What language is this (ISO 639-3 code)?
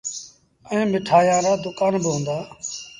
sbn